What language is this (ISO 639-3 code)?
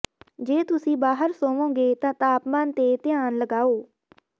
pan